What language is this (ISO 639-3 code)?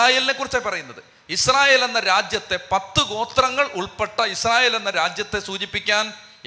mal